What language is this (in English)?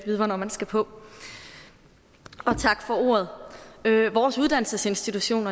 Danish